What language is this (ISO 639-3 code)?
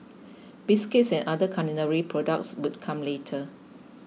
eng